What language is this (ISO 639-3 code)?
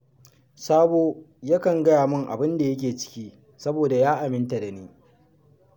hau